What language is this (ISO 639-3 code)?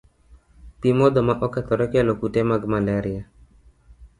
luo